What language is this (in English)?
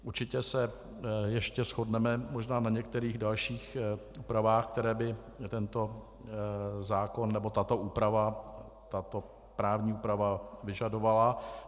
Czech